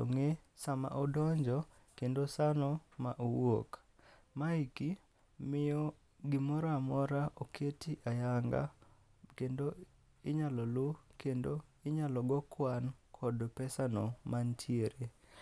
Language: Luo (Kenya and Tanzania)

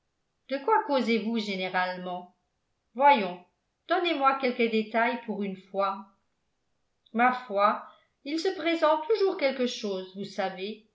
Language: French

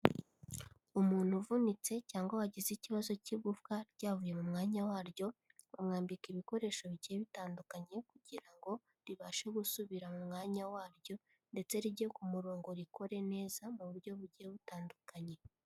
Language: Kinyarwanda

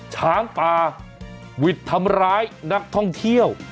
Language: Thai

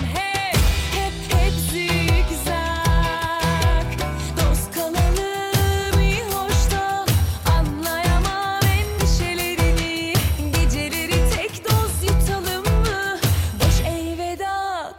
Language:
Turkish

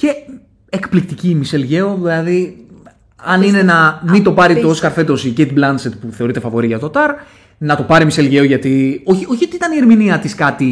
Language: Greek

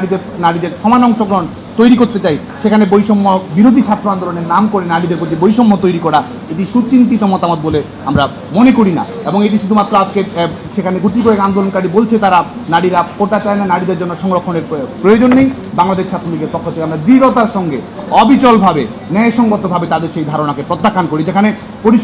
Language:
Bangla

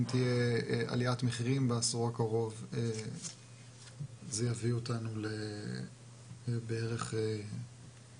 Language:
Hebrew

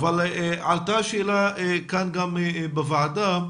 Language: Hebrew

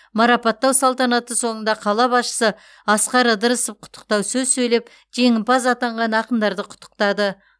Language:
Kazakh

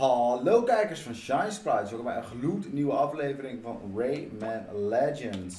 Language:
Dutch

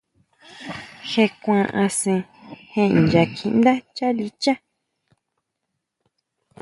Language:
Huautla Mazatec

